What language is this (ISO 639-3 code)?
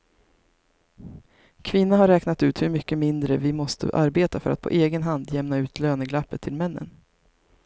swe